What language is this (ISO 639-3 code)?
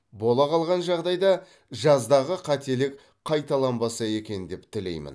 kaz